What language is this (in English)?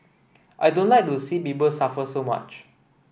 English